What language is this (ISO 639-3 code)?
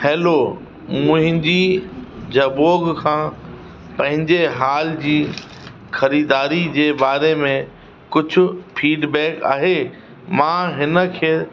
snd